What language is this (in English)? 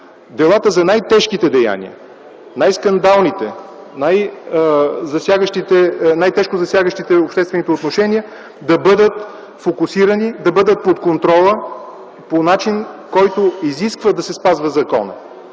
Bulgarian